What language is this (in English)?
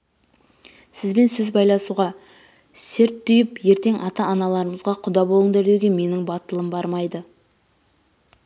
Kazakh